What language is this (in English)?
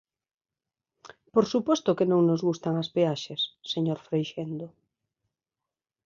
Galician